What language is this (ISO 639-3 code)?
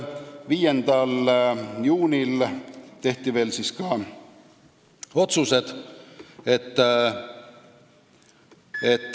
est